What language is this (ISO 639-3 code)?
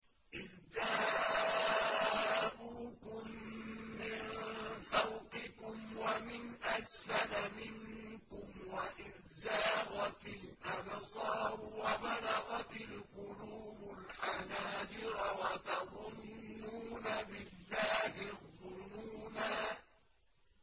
ara